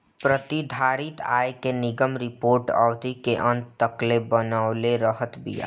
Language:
Bhojpuri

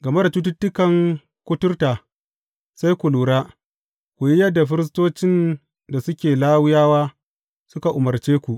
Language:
Hausa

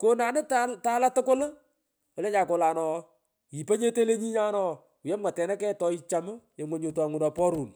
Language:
Pökoot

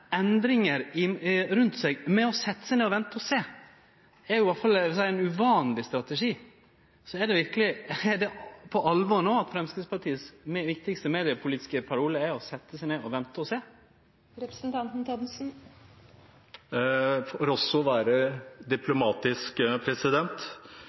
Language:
Norwegian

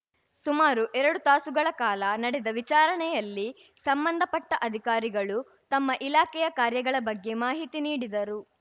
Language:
Kannada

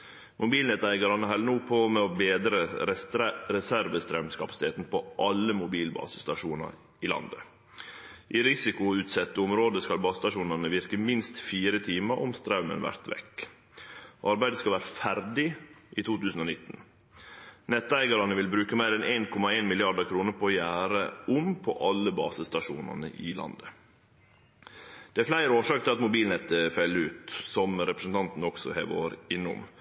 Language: Norwegian Nynorsk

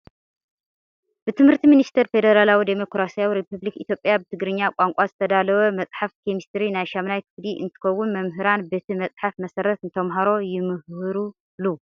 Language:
Tigrinya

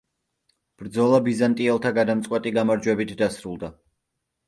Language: Georgian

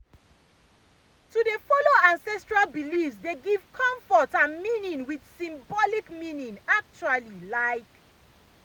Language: Nigerian Pidgin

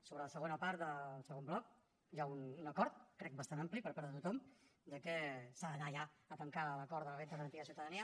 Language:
Catalan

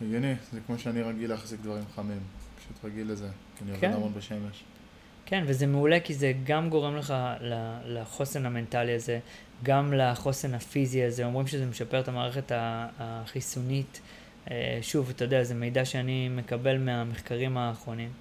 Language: Hebrew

